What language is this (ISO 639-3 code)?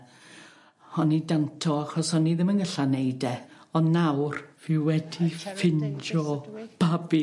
cym